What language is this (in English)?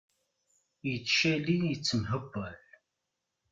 Kabyle